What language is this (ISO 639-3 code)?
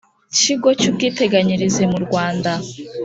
kin